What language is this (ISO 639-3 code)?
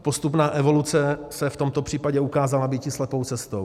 ces